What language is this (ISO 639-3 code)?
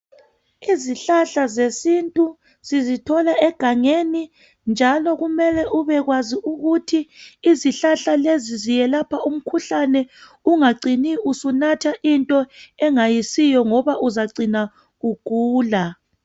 nde